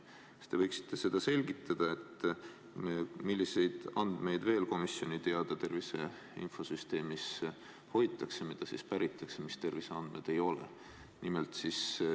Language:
Estonian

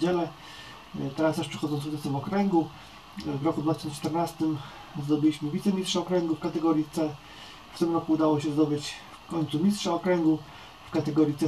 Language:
Polish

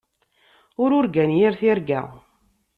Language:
Kabyle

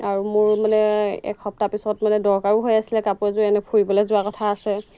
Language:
Assamese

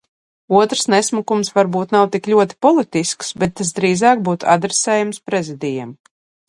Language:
Latvian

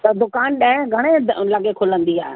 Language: Sindhi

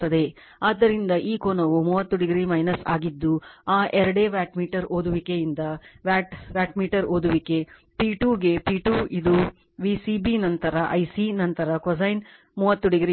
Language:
Kannada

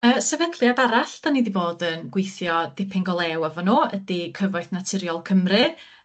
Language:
Welsh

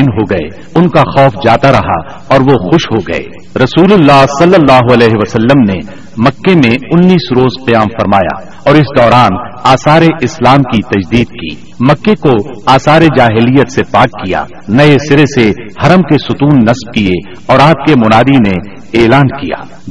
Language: Urdu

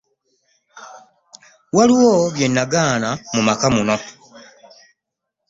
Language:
Ganda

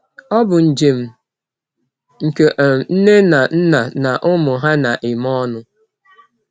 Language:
Igbo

